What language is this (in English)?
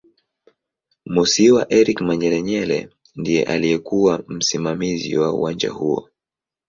Swahili